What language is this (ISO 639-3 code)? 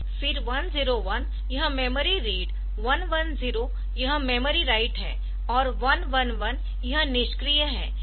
hin